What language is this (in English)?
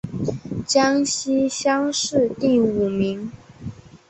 Chinese